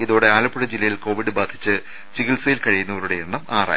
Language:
Malayalam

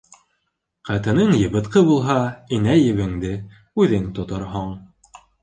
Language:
Bashkir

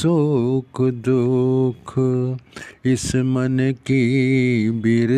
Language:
Hindi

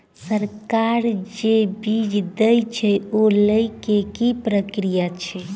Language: Maithili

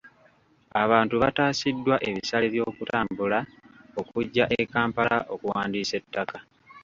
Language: Ganda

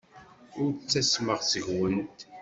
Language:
Kabyle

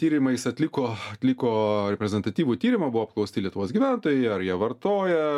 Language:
Lithuanian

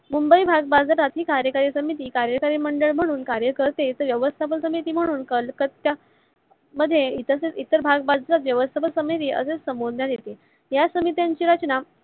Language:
Marathi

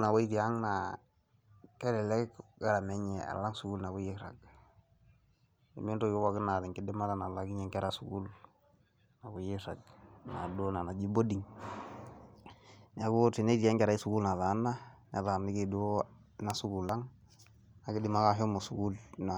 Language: Masai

